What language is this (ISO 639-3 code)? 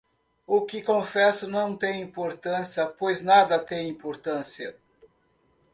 por